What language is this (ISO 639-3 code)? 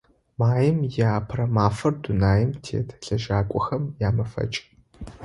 ady